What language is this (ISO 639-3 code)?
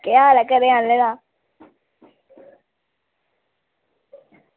doi